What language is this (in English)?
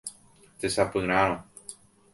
Guarani